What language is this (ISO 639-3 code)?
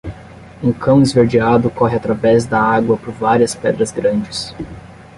por